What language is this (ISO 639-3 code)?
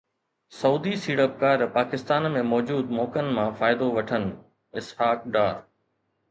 snd